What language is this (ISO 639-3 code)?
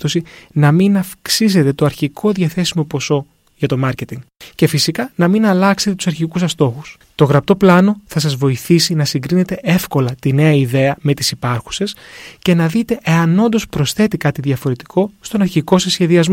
ell